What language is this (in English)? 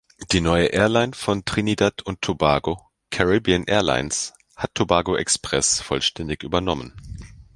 German